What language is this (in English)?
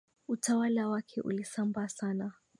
Swahili